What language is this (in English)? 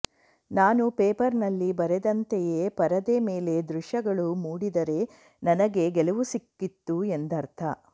Kannada